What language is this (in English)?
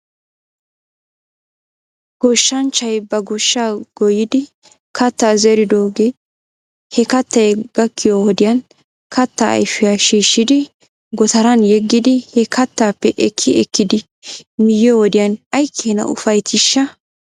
Wolaytta